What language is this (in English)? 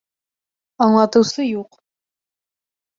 Bashkir